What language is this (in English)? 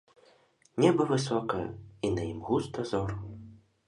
Belarusian